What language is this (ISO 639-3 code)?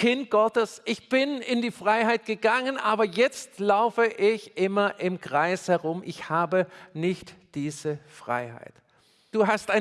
deu